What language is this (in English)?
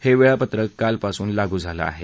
Marathi